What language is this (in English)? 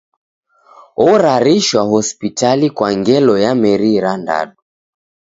Taita